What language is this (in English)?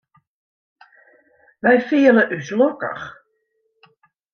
Western Frisian